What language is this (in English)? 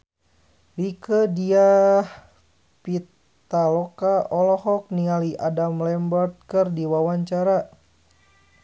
Sundanese